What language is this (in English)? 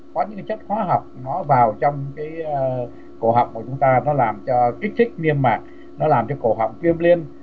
Vietnamese